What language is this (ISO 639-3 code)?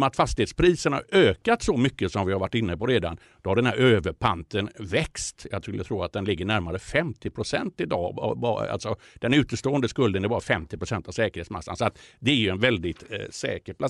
swe